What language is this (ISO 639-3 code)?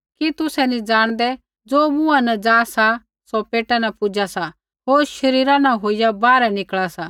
kfx